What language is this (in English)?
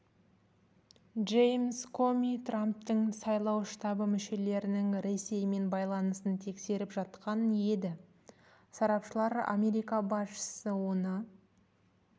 Kazakh